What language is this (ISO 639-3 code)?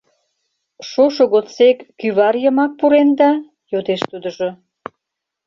chm